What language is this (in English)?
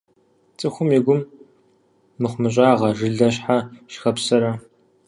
Kabardian